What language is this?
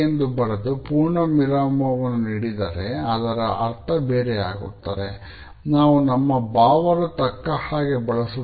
Kannada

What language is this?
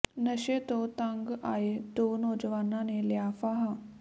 Punjabi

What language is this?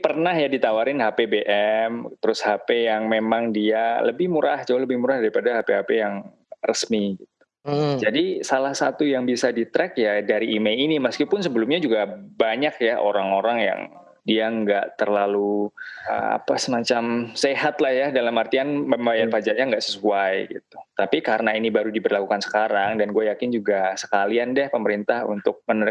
Indonesian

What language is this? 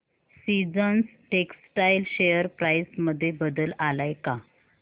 Marathi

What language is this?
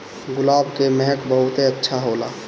Bhojpuri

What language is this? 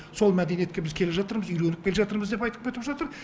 Kazakh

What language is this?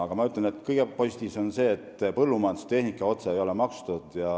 Estonian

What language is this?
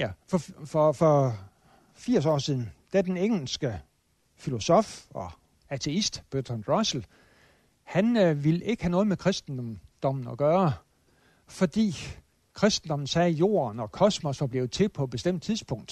Danish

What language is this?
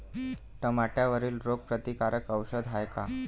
Marathi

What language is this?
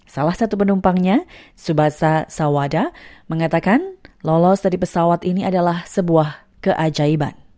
Indonesian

